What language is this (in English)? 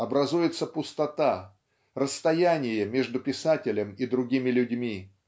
Russian